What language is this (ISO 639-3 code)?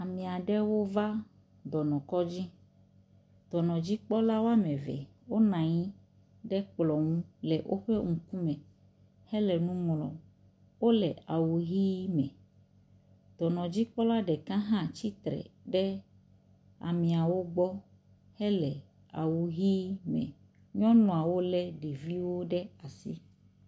ewe